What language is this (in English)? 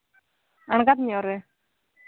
Santali